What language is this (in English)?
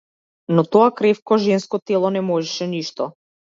Macedonian